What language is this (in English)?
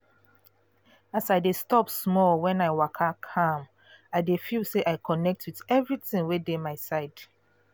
Nigerian Pidgin